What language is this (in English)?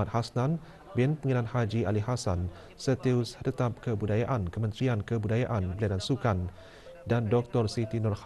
Malay